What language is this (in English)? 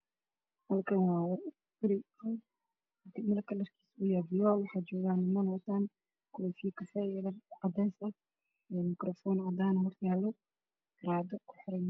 Somali